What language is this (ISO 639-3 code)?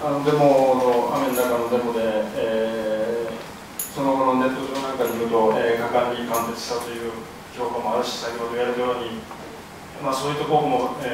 jpn